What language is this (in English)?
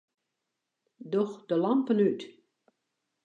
Western Frisian